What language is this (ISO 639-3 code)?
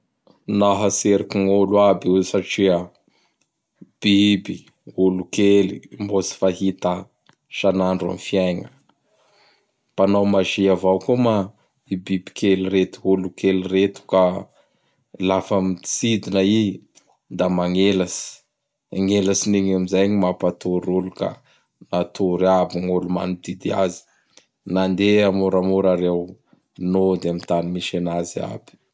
bhr